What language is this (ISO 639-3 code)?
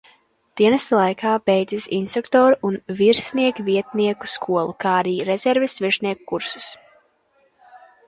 lav